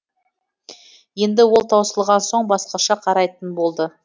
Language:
Kazakh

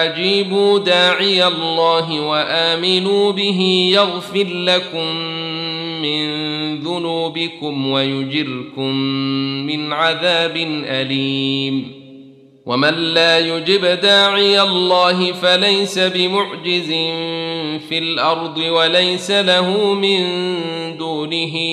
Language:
Arabic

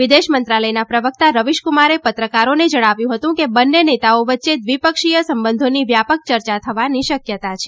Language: Gujarati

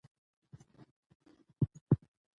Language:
Pashto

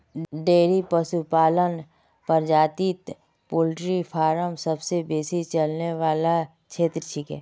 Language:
Magahi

